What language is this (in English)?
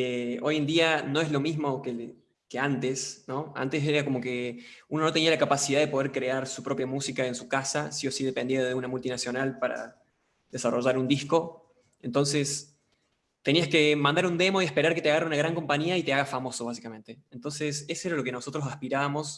Spanish